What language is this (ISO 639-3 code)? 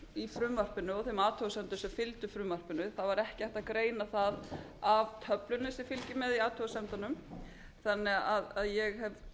isl